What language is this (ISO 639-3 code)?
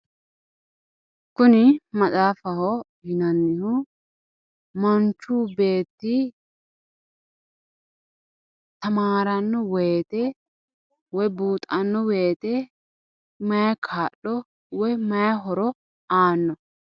sid